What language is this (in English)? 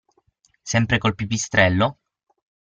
Italian